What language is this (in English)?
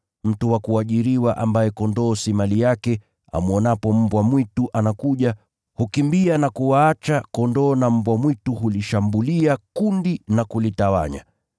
Swahili